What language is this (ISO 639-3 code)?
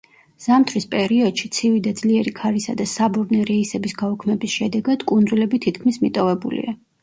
kat